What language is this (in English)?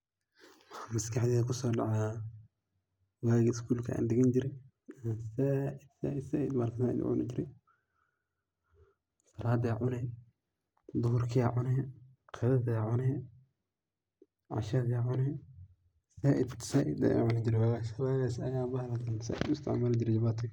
Somali